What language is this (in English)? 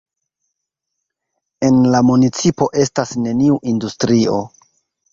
Esperanto